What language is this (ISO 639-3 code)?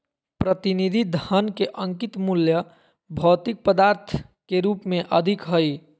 mag